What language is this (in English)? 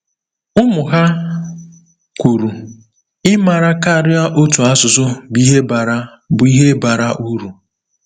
Igbo